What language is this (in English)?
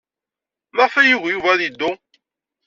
Kabyle